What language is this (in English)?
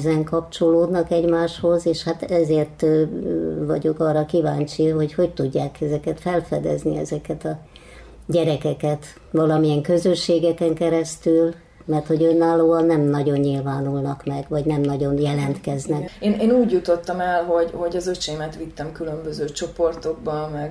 Hungarian